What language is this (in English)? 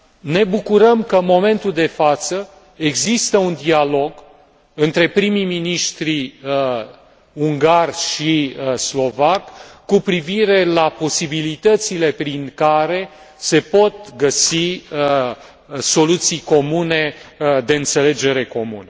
Romanian